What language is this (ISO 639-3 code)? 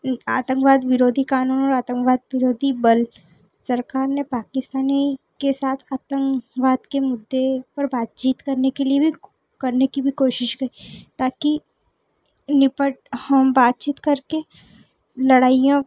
hin